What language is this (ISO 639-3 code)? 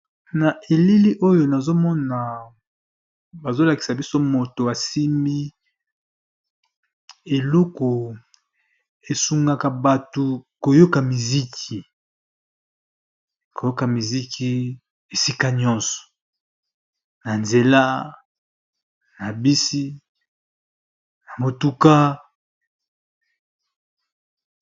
lin